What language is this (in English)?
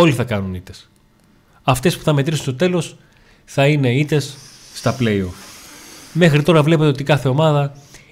Greek